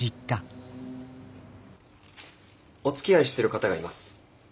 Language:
Japanese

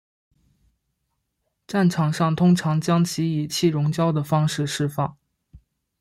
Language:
Chinese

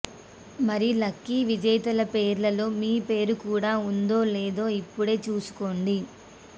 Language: Telugu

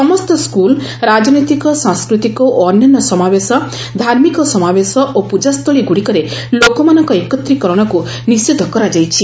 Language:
Odia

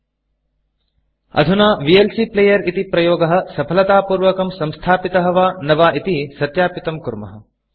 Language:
Sanskrit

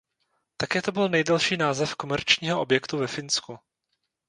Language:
Czech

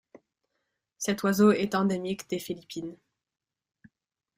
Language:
French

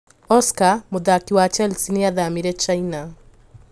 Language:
Kikuyu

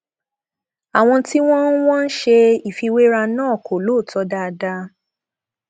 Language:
Yoruba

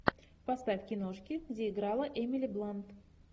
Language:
Russian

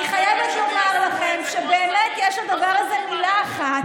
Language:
Hebrew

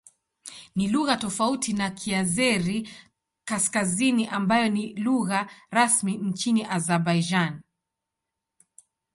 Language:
Swahili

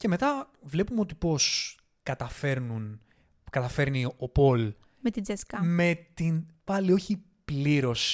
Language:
Greek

